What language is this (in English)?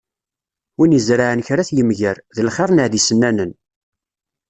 Kabyle